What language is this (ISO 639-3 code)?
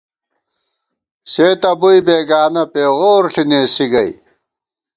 gwt